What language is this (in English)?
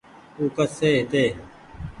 Goaria